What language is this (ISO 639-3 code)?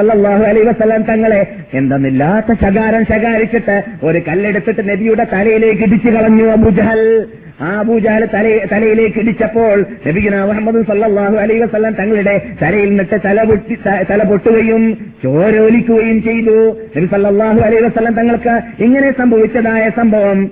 mal